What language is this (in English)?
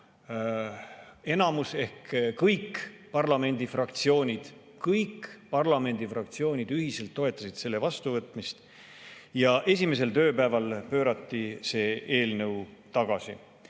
Estonian